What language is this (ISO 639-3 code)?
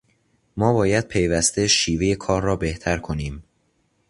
fas